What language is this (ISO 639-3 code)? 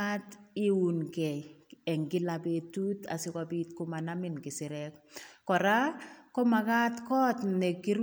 kln